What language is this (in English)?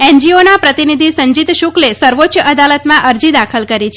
Gujarati